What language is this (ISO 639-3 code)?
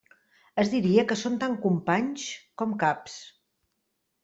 cat